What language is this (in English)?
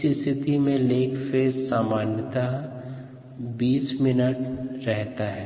Hindi